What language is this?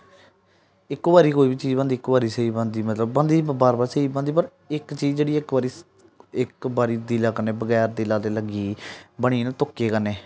Dogri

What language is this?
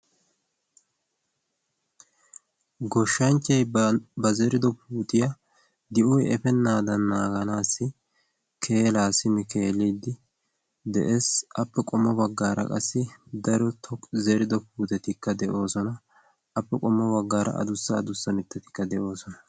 Wolaytta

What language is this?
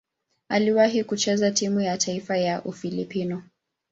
Swahili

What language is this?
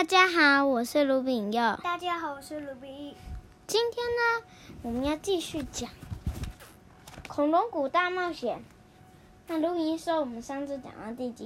Chinese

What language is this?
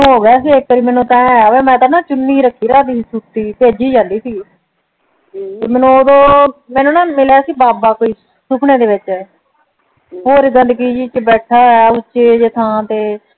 Punjabi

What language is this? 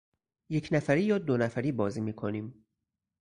Persian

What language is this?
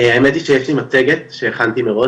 Hebrew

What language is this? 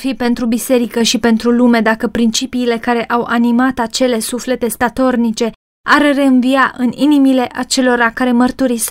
Romanian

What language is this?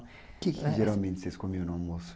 Portuguese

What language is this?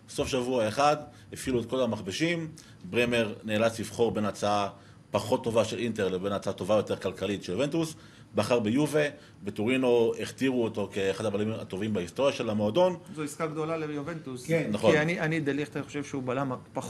Hebrew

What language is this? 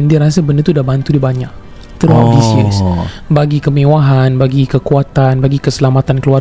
Malay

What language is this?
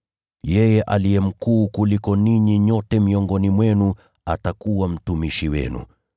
Swahili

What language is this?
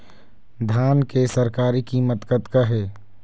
Chhattisgarhi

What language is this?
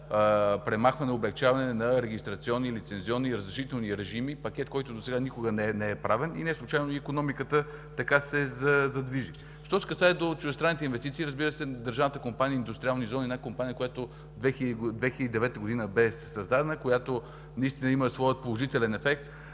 Bulgarian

